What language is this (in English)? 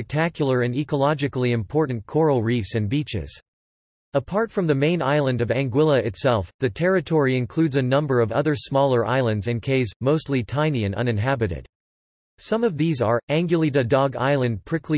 English